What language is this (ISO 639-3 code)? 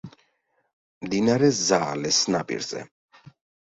kat